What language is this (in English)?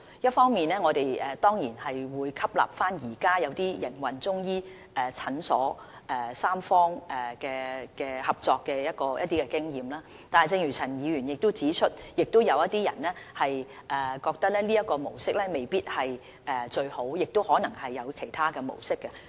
Cantonese